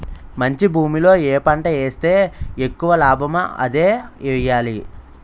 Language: Telugu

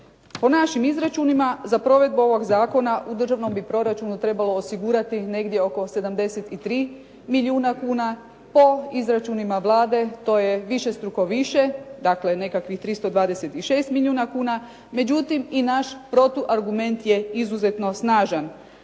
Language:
Croatian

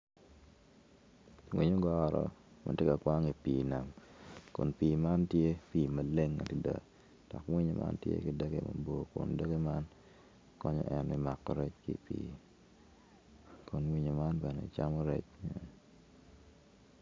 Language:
Acoli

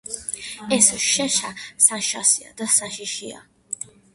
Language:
Georgian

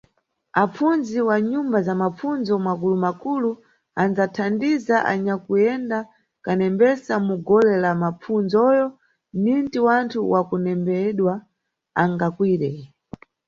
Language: Nyungwe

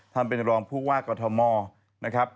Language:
Thai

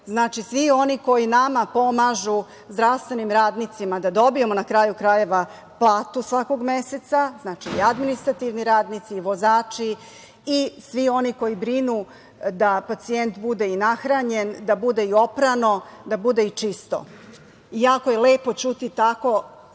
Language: Serbian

